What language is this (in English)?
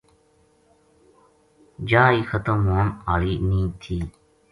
Gujari